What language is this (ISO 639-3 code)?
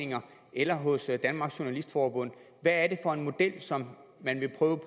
dan